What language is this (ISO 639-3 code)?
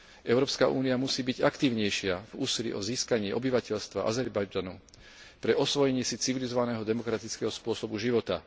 slk